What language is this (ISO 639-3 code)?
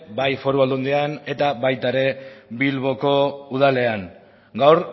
eus